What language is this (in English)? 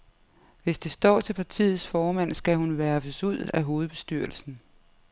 Danish